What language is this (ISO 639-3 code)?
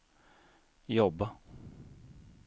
swe